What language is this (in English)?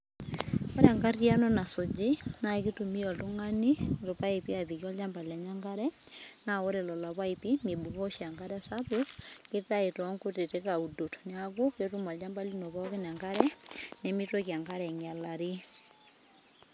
Masai